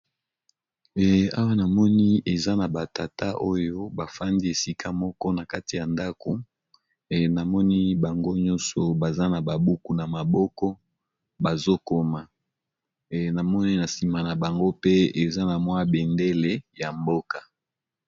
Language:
Lingala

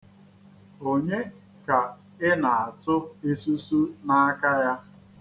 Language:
Igbo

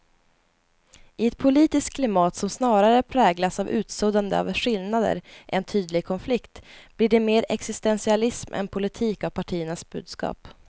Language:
Swedish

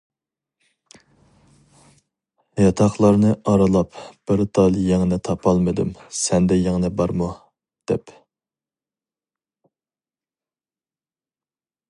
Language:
Uyghur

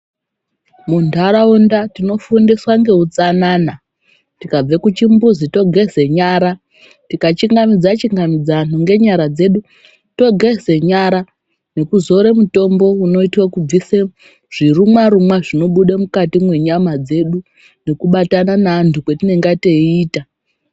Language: Ndau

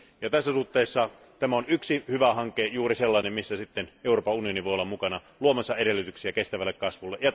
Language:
Finnish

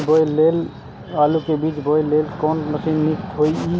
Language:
Maithili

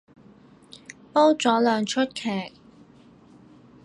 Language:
Cantonese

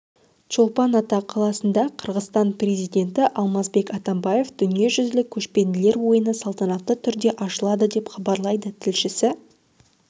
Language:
Kazakh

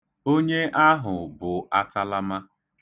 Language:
Igbo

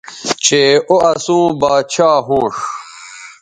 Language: Bateri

